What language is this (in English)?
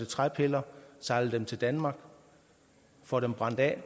Danish